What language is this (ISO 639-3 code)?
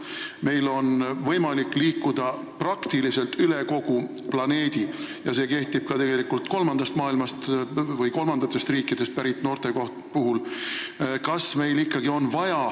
est